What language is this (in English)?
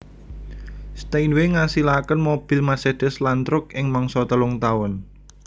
Javanese